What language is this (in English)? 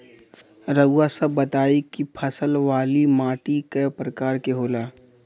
Bhojpuri